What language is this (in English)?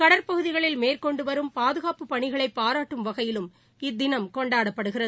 Tamil